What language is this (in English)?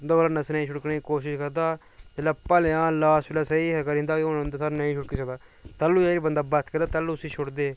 Dogri